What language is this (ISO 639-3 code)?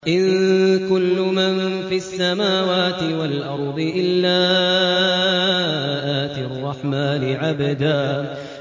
ara